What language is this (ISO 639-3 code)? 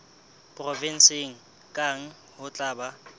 sot